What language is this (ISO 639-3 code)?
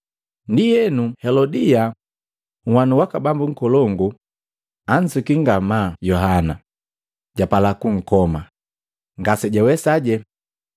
mgv